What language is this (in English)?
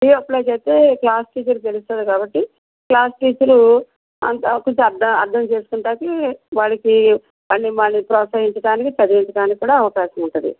Telugu